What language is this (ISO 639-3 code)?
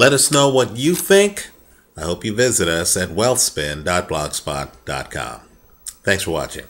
eng